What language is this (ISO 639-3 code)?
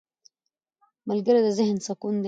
pus